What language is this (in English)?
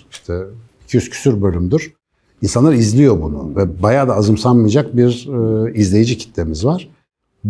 Turkish